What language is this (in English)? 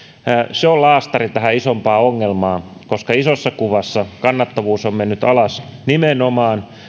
Finnish